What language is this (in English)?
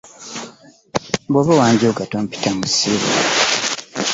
Ganda